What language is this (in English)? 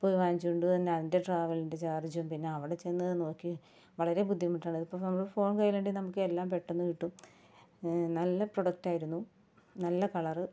Malayalam